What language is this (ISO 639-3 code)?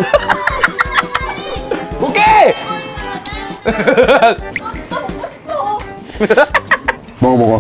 kor